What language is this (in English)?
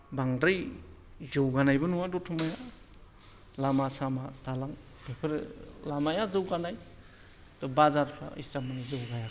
Bodo